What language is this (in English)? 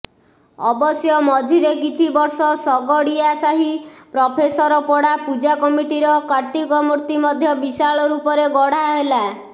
Odia